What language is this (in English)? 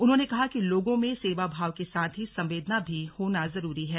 Hindi